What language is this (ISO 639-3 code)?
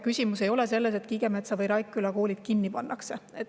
est